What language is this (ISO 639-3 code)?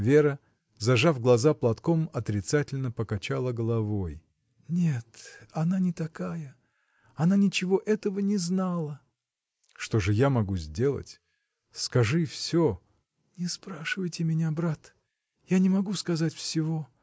rus